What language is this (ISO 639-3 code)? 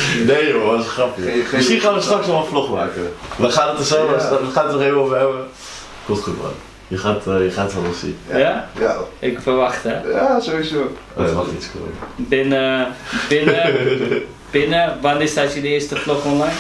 nld